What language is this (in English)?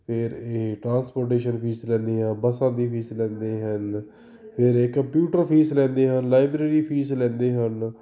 Punjabi